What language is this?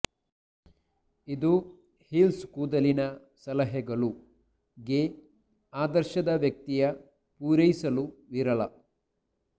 Kannada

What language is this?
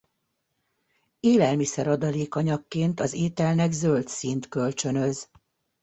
Hungarian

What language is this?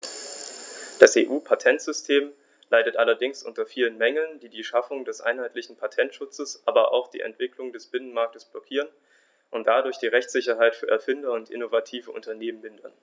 German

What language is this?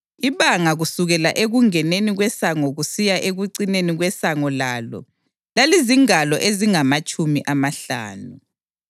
North Ndebele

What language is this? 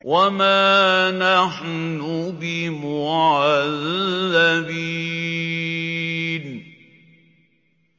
Arabic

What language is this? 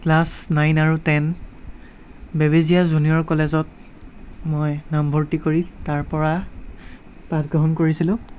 Assamese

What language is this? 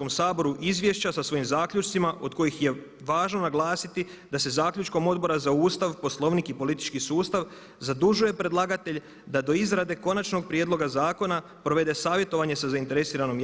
Croatian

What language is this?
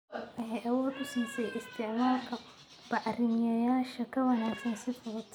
Somali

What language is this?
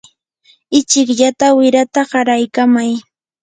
Yanahuanca Pasco Quechua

